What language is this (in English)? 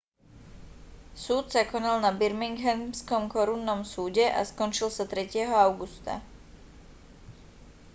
Slovak